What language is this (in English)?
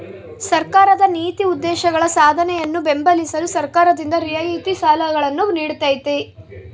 Kannada